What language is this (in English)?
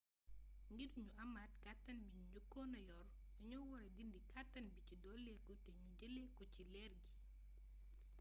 Wolof